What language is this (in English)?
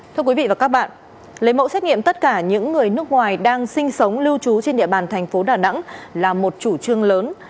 Vietnamese